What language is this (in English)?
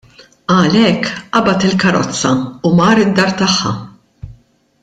Maltese